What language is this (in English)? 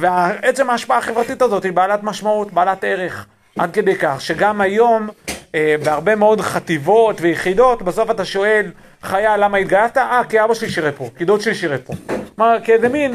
Hebrew